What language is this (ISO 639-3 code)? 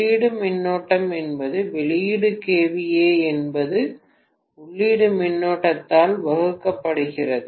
tam